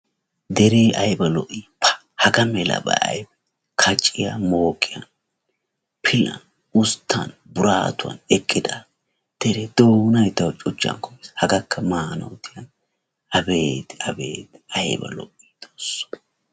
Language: Wolaytta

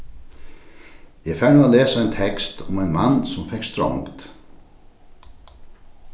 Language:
Faroese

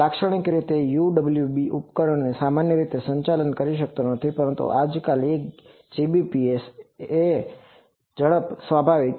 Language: Gujarati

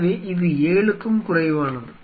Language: Tamil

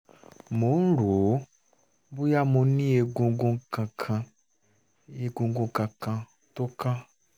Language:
Yoruba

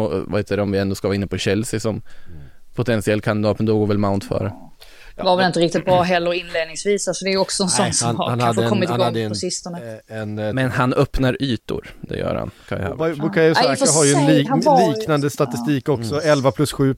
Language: Swedish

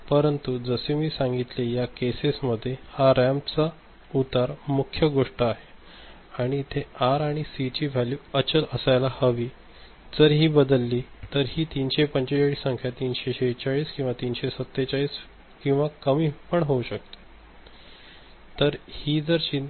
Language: Marathi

